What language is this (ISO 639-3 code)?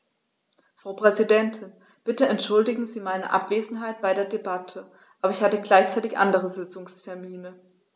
deu